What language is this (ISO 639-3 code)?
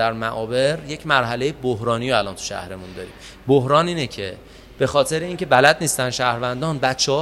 fas